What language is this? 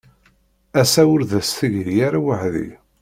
Kabyle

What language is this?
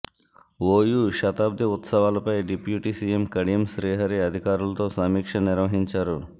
Telugu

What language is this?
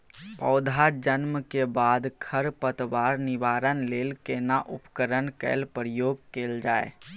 Maithili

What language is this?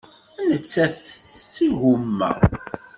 Kabyle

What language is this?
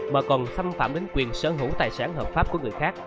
Vietnamese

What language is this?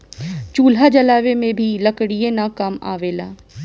Bhojpuri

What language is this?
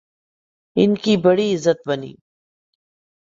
Urdu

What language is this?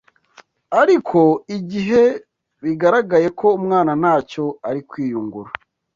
Kinyarwanda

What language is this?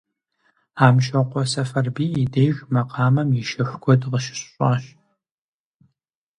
Kabardian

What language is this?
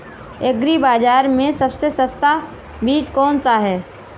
Hindi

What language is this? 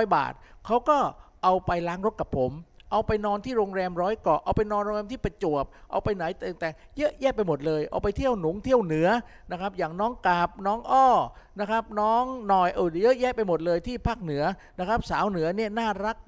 Thai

